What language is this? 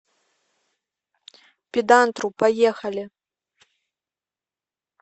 Russian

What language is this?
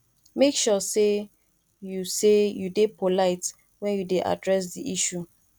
Nigerian Pidgin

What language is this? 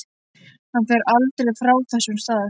Icelandic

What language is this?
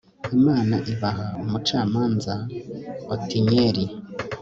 Kinyarwanda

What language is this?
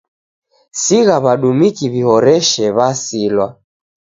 Taita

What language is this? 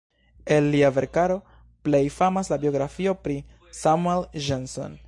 Esperanto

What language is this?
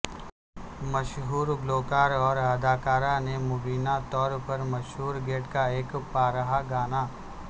Urdu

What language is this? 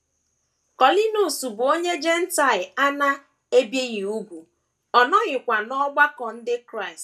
Igbo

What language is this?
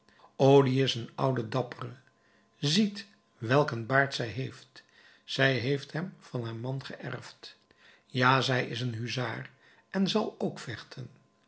Dutch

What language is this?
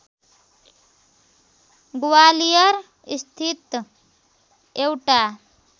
Nepali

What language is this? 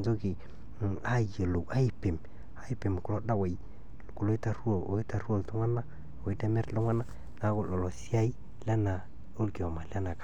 Masai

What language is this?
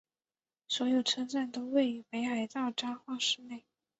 Chinese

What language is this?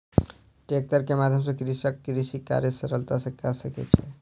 Maithili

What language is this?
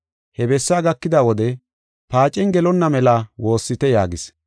Gofa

